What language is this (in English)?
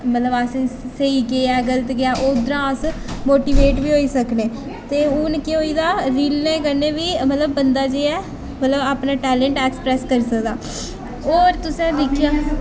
Dogri